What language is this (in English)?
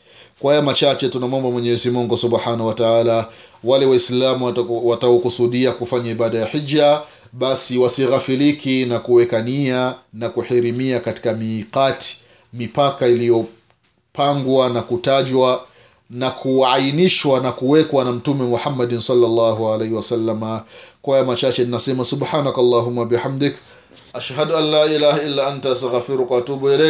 Swahili